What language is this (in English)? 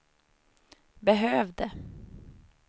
Swedish